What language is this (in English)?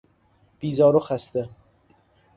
Persian